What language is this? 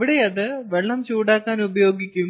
Malayalam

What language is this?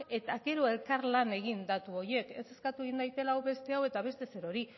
Basque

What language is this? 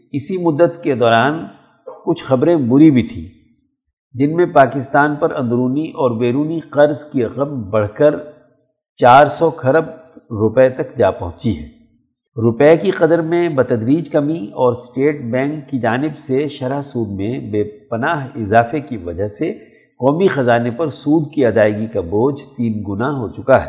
Urdu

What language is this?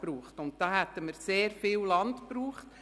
Swiss German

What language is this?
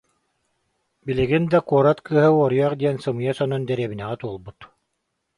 Yakut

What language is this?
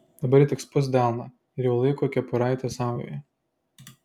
Lithuanian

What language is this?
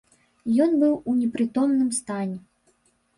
Belarusian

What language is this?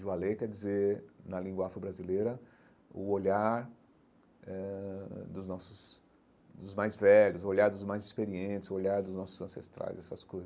Portuguese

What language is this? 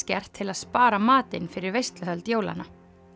Icelandic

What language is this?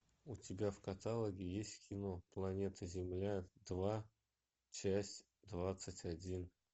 Russian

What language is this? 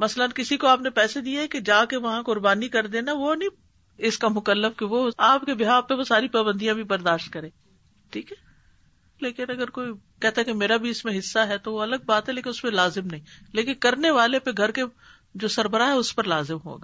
Urdu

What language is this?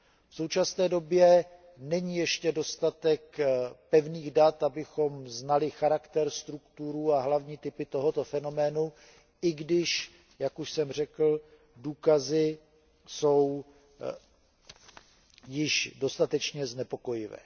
Czech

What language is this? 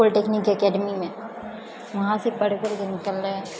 Maithili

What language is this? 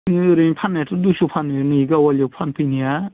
Bodo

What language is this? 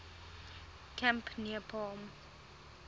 English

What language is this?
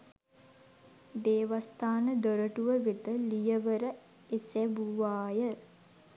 Sinhala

